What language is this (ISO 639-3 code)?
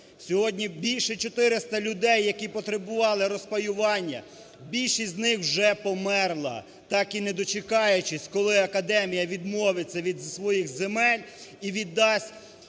ukr